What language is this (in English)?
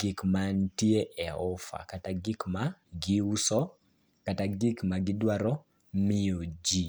Luo (Kenya and Tanzania)